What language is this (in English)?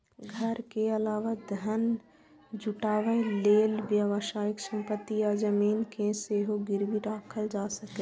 Maithili